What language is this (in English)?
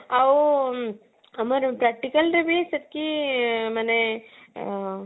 Odia